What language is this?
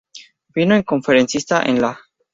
Spanish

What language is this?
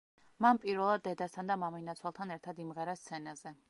Georgian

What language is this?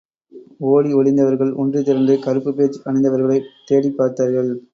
Tamil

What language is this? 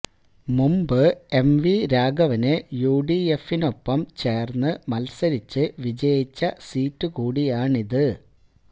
Malayalam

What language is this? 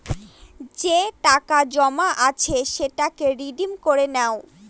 Bangla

